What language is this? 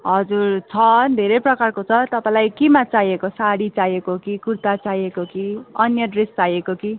Nepali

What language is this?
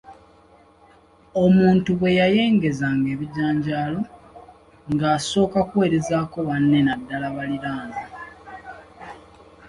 Ganda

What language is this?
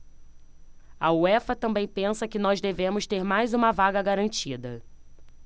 Portuguese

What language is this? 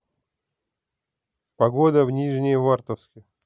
Russian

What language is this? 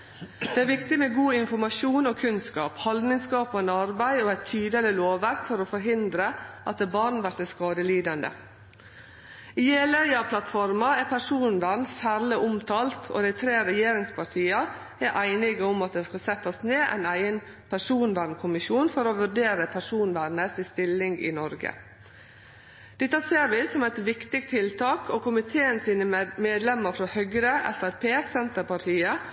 Norwegian Nynorsk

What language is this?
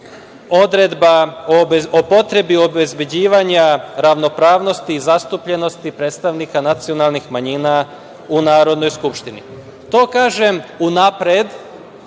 Serbian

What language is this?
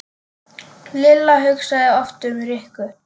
Icelandic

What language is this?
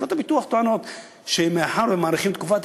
Hebrew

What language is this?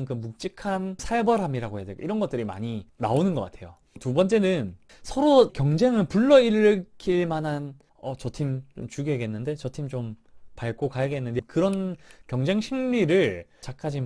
Korean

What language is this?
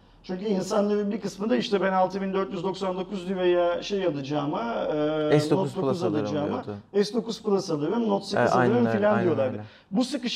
Turkish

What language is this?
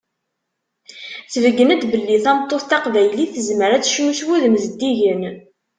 Kabyle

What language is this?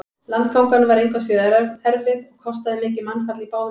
Icelandic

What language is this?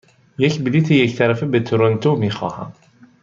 Persian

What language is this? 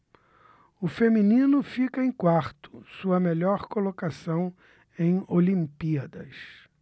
Portuguese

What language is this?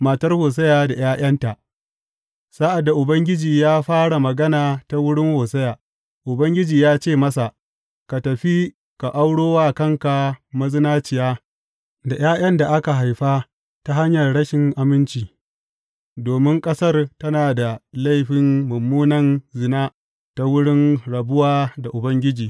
Hausa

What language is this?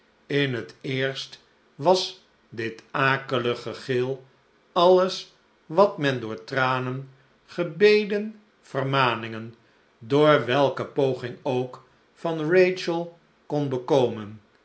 Dutch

